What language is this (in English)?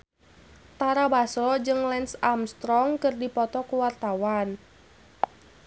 Sundanese